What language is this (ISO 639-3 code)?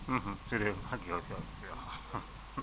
wol